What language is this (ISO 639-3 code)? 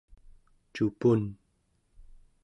esu